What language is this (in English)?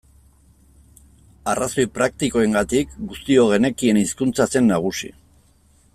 Basque